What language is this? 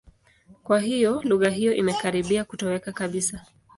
Swahili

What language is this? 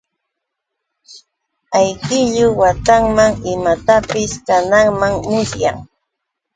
Yauyos Quechua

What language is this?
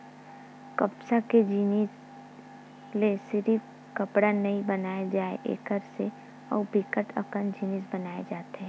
Chhattisgarhi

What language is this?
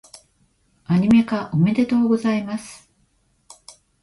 Japanese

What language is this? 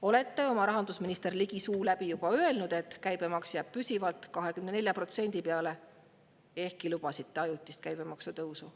Estonian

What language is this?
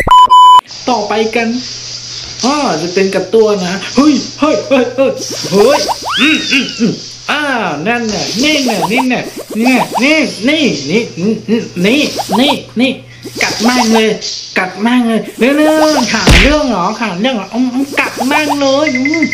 Thai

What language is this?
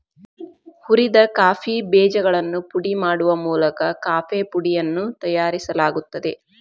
Kannada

